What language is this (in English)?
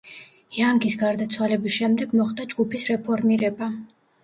Georgian